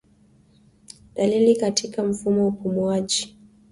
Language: Swahili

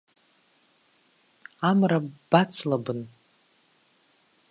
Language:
Abkhazian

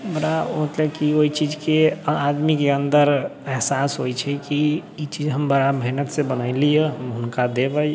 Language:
Maithili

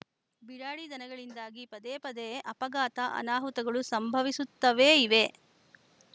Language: Kannada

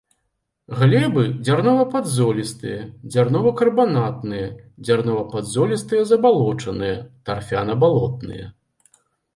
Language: Belarusian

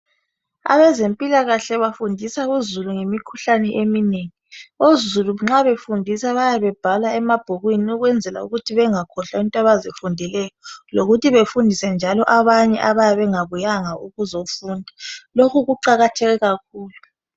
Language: North Ndebele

